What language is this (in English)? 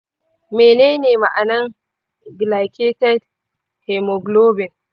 Hausa